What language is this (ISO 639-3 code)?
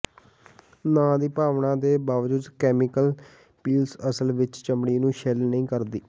pan